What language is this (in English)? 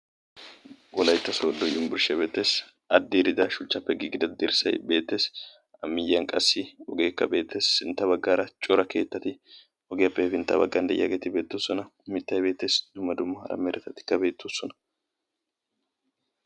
Wolaytta